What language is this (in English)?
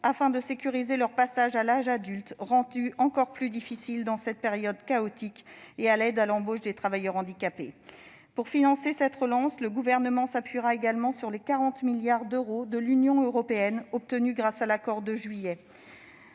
French